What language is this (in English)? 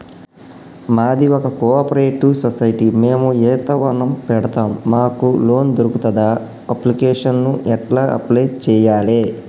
Telugu